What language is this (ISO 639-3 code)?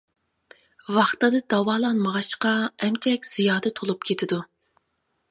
uig